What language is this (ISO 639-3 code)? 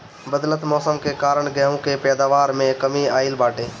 bho